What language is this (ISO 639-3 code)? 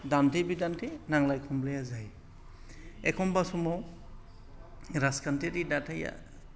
brx